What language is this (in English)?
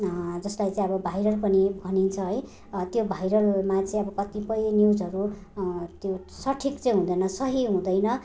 Nepali